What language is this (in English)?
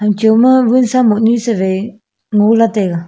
Wancho Naga